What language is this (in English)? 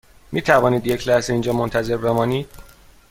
Persian